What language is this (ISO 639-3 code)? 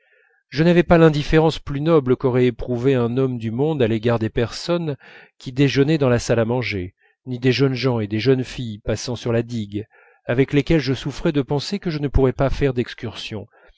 fra